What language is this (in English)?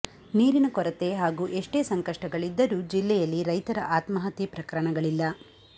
Kannada